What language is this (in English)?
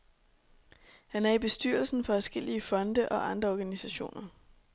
Danish